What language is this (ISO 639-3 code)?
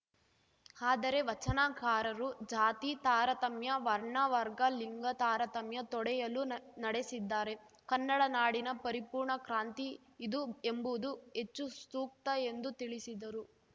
kan